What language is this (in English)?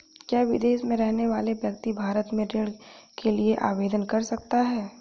Hindi